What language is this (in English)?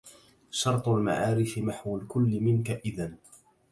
Arabic